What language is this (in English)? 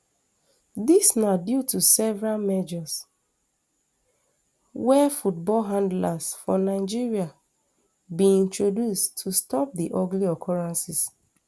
Nigerian Pidgin